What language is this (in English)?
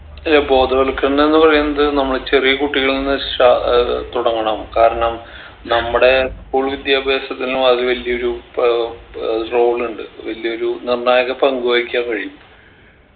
Malayalam